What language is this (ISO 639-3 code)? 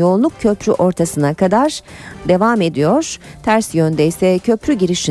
tur